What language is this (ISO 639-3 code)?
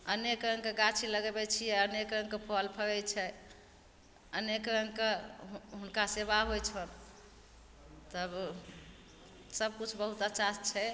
mai